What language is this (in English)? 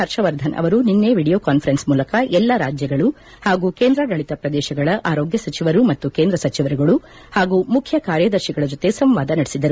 Kannada